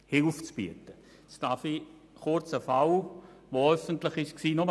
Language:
Swiss German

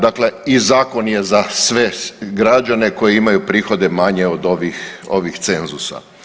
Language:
Croatian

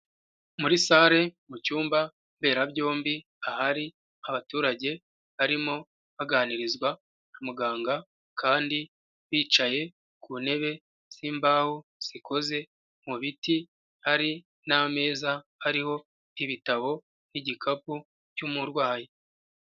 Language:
Kinyarwanda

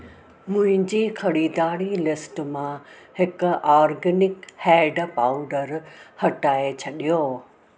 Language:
Sindhi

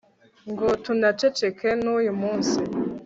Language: Kinyarwanda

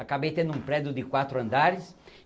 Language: Portuguese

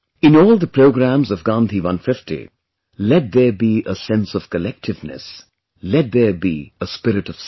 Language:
English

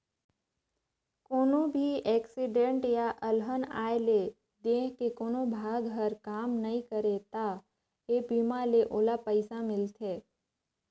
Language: Chhattisgarhi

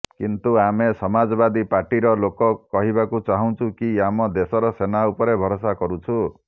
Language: Odia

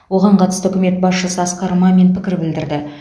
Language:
Kazakh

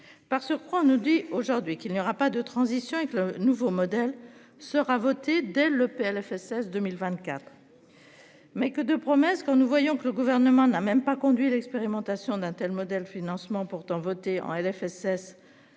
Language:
French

